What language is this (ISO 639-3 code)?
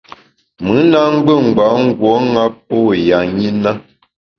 bax